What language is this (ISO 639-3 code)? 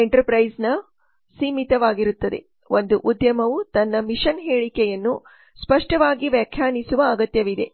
kan